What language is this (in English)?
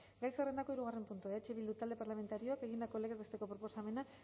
Basque